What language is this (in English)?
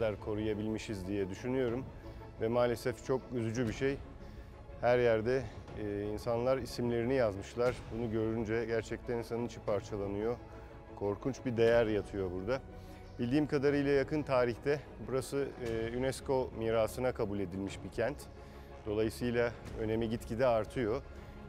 Turkish